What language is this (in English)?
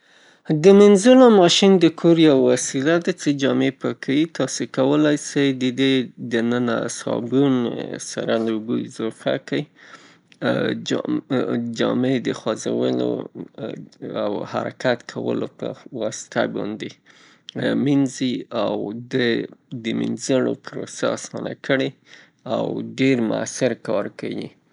Pashto